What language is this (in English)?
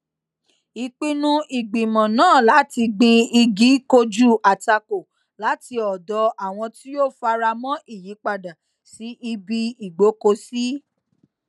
Yoruba